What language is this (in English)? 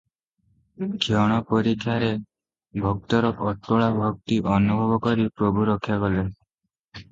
Odia